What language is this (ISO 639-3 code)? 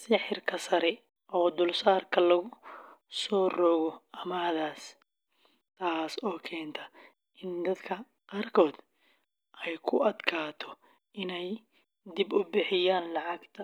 som